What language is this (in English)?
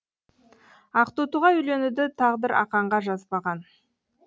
Kazakh